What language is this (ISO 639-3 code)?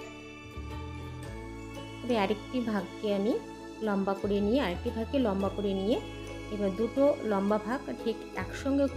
hin